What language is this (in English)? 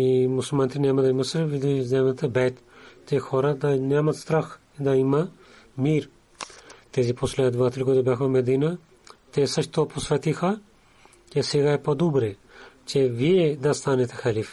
Bulgarian